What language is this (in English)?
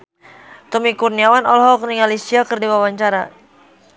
Sundanese